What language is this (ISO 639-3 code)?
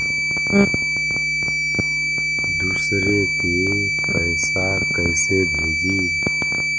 mag